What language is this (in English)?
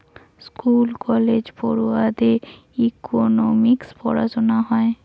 Bangla